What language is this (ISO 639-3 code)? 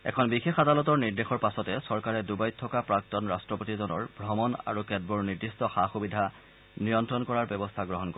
asm